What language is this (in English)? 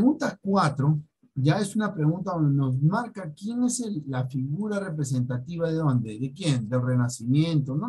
Spanish